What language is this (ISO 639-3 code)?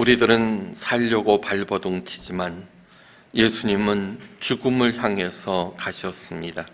kor